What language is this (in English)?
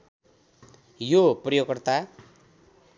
Nepali